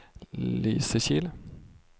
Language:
Swedish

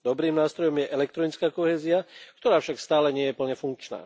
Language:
Slovak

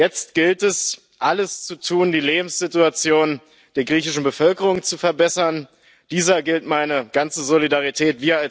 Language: German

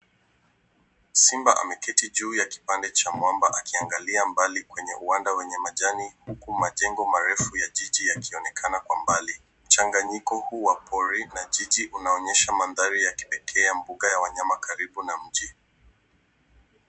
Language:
Swahili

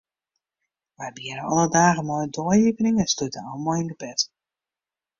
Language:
Western Frisian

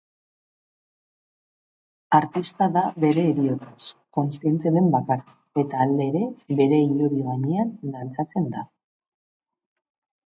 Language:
Basque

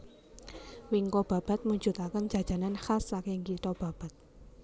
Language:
Javanese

